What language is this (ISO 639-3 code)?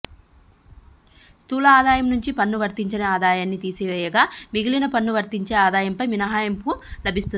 tel